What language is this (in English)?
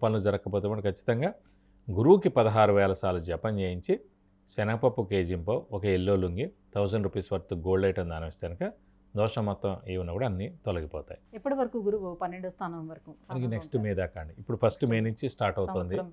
Telugu